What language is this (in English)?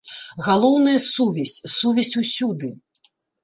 Belarusian